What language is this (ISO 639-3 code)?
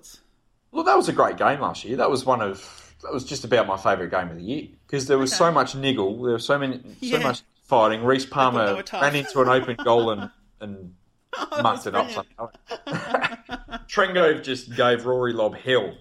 eng